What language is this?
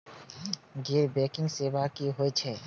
Maithili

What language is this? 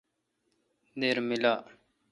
Kalkoti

